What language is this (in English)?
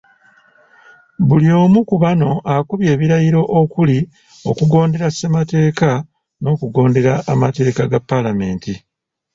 Ganda